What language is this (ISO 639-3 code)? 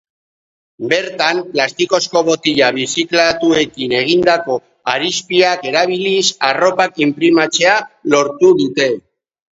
eus